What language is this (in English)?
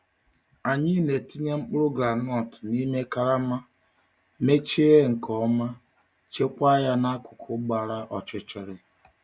Igbo